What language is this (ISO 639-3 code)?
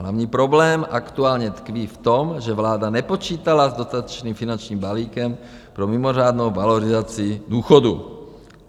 ces